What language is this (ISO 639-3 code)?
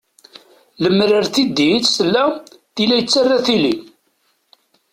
kab